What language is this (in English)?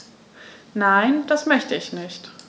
German